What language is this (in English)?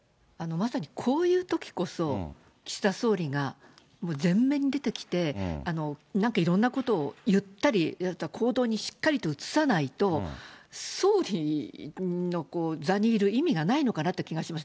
Japanese